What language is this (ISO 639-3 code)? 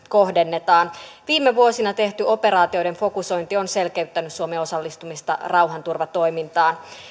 fin